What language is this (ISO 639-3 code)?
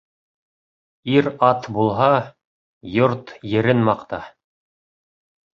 bak